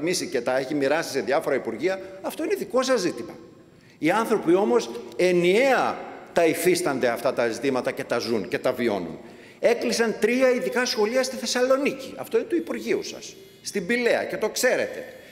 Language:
Greek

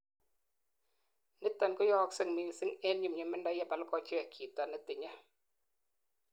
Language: Kalenjin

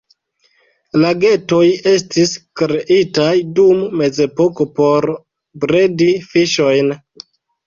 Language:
Esperanto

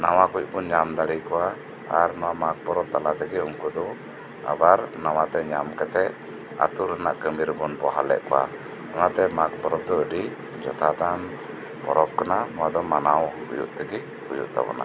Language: Santali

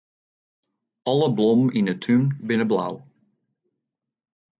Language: Western Frisian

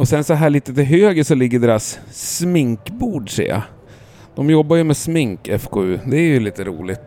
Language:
Swedish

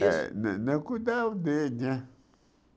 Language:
Portuguese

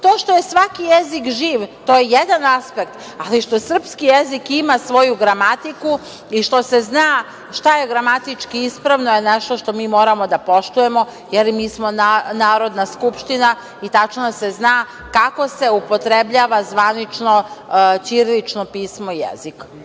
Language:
Serbian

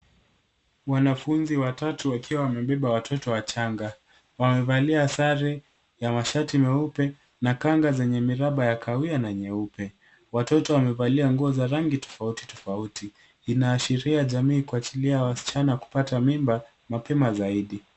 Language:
Swahili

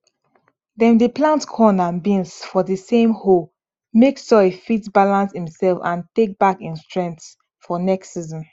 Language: Nigerian Pidgin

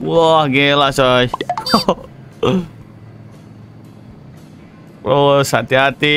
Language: Indonesian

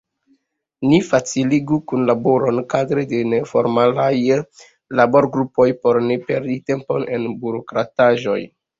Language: Esperanto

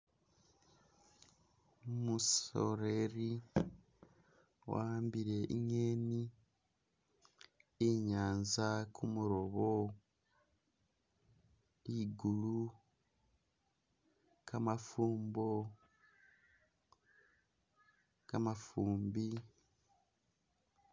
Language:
Masaaba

